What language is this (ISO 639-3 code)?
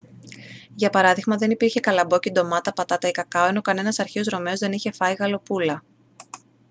ell